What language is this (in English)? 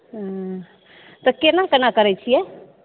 Maithili